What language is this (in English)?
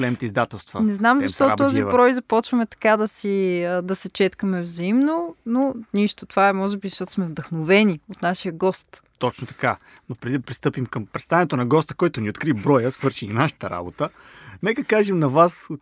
Bulgarian